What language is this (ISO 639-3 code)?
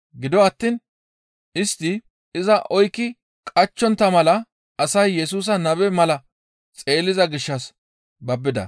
gmv